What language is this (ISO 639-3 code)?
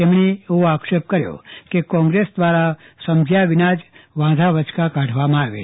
guj